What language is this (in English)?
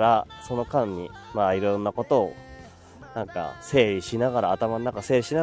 Japanese